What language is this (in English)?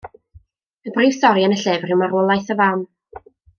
Welsh